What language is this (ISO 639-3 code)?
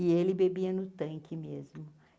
por